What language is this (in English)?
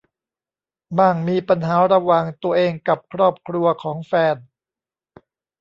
Thai